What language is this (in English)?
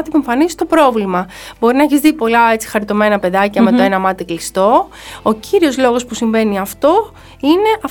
Greek